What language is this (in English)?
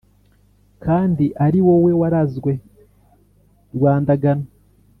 Kinyarwanda